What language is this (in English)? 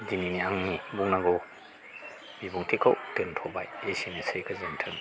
Bodo